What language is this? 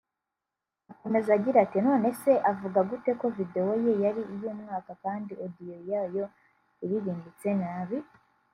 Kinyarwanda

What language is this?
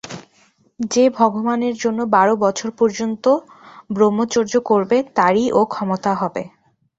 Bangla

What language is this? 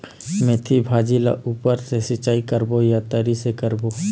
Chhattisgarhi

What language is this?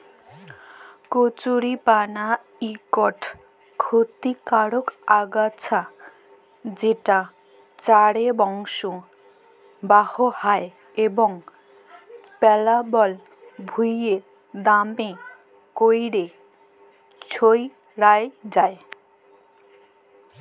Bangla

